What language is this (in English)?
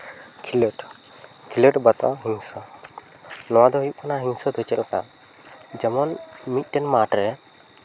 Santali